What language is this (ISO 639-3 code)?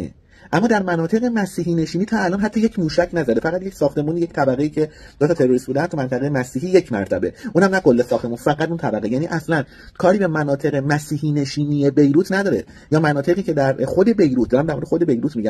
fas